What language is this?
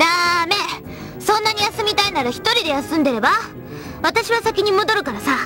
Japanese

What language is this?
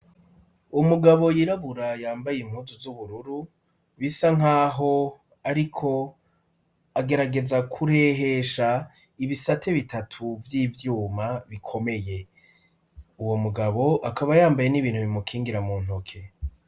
Rundi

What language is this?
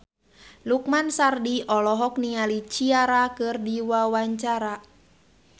Sundanese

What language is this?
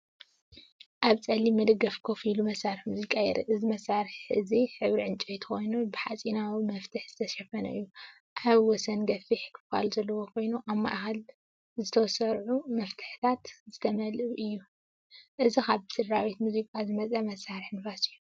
Tigrinya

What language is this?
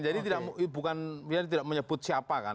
Indonesian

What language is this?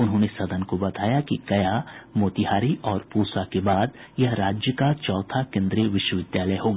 Hindi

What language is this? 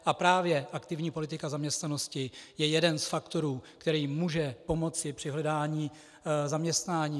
Czech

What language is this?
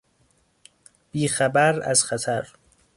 Persian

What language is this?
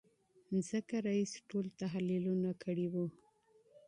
Pashto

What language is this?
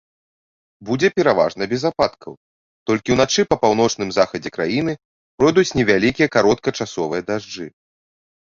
Belarusian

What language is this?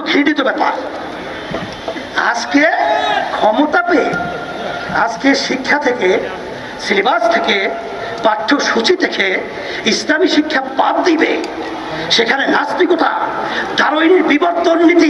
Bangla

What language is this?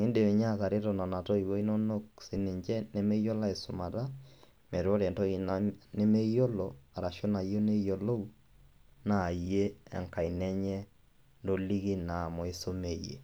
Masai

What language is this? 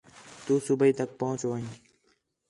Khetrani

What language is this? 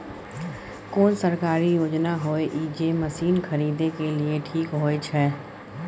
Maithili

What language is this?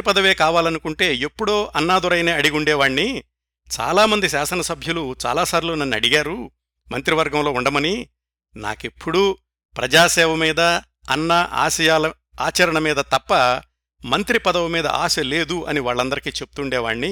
Telugu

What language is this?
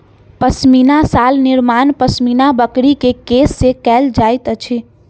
Maithili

